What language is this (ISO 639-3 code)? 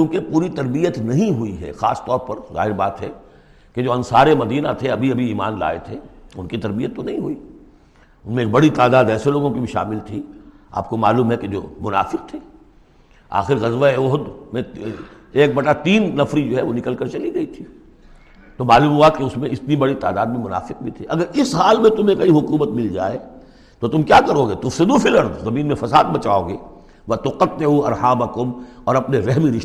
urd